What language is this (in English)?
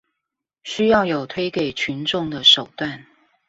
Chinese